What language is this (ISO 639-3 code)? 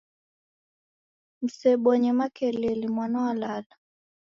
dav